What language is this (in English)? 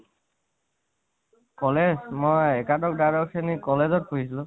Assamese